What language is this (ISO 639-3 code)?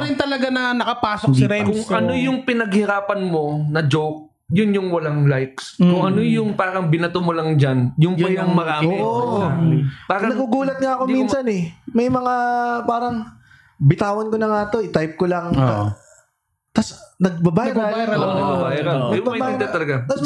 fil